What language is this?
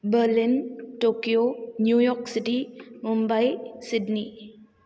Sanskrit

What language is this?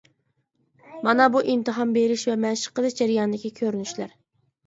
Uyghur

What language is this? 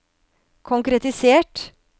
Norwegian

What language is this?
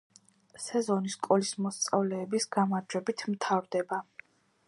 Georgian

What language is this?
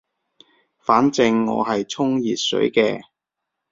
Cantonese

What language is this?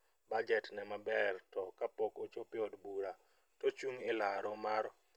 Luo (Kenya and Tanzania)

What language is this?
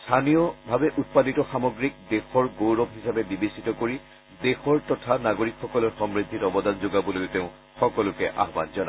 Assamese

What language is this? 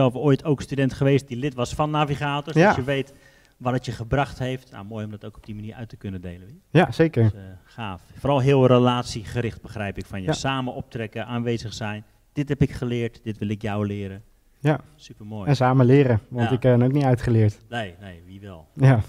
Dutch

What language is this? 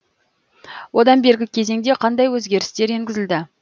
Kazakh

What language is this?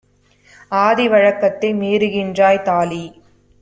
Tamil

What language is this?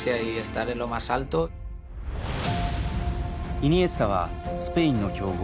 Japanese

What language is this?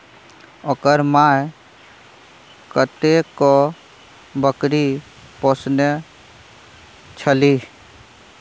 Maithili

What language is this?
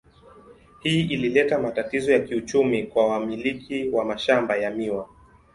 Swahili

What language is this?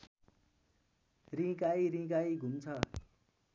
Nepali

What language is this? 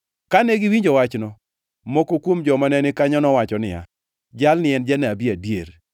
Luo (Kenya and Tanzania)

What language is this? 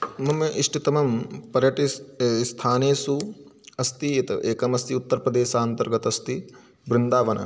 Sanskrit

